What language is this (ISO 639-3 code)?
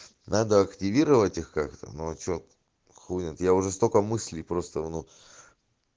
rus